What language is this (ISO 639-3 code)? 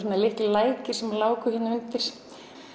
isl